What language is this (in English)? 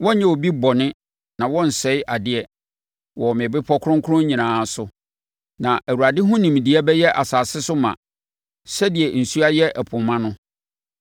Akan